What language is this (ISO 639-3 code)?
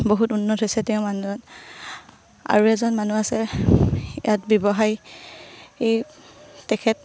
asm